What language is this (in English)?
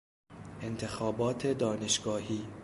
Persian